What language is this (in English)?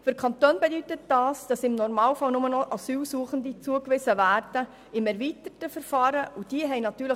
Swiss German